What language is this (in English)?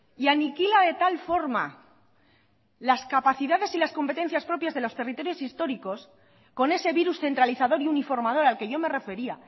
Spanish